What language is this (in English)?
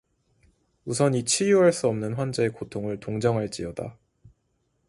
Korean